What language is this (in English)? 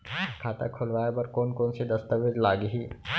Chhattisgarhi